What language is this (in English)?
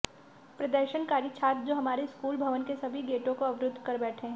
Hindi